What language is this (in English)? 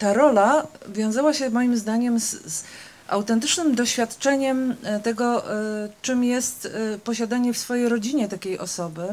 Polish